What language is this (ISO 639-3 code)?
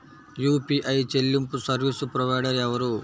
tel